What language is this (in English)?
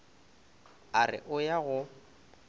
Northern Sotho